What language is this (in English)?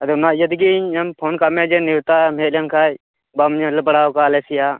Santali